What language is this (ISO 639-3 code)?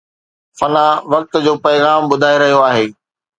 snd